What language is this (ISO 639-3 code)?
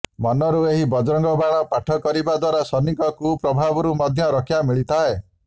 ori